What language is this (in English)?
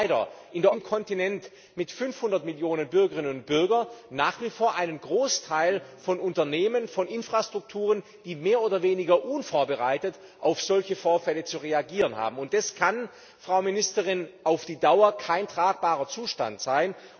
German